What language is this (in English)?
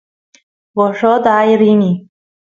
Santiago del Estero Quichua